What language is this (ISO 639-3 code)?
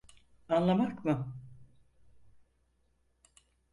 tur